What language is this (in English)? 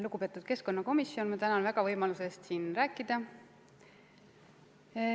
Estonian